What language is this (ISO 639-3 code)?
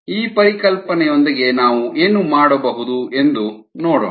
kan